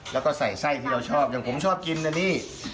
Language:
Thai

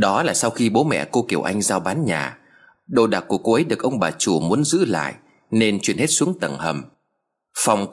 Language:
Vietnamese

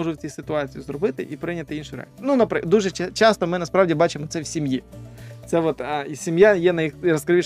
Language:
Ukrainian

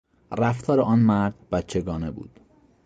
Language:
Persian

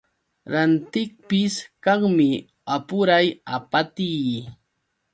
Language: Yauyos Quechua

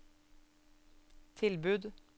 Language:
Norwegian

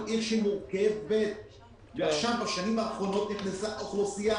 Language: Hebrew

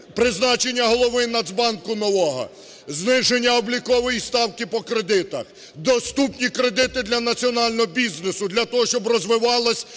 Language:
Ukrainian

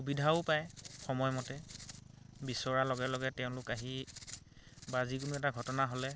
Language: Assamese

